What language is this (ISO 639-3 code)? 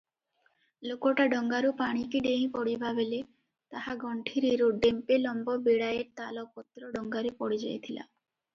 ori